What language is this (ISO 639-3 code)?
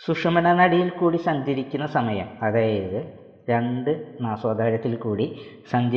mal